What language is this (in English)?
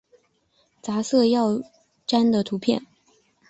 Chinese